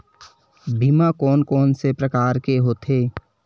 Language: Chhattisgarhi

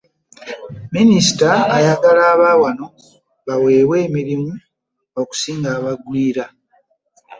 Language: Ganda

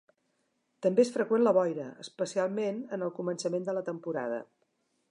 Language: Catalan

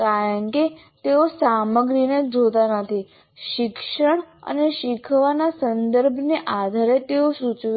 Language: Gujarati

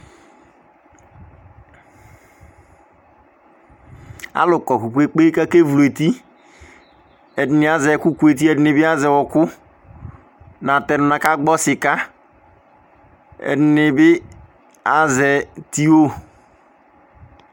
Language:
Ikposo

